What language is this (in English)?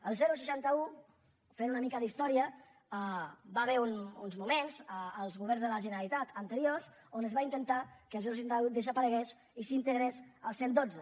Catalan